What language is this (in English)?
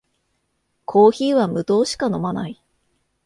Japanese